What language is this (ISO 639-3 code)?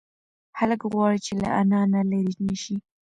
pus